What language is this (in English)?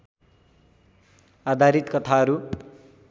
Nepali